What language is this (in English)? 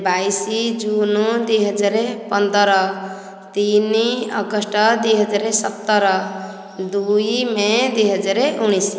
Odia